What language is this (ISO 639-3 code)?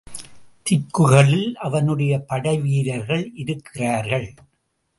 tam